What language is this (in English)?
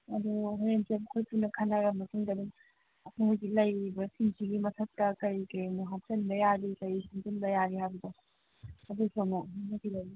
Manipuri